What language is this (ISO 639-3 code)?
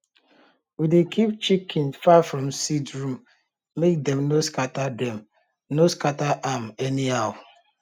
pcm